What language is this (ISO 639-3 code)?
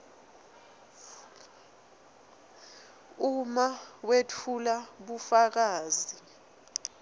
ssw